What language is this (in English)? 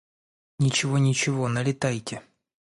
Russian